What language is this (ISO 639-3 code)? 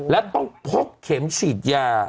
tha